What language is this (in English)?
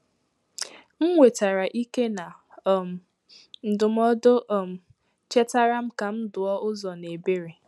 Igbo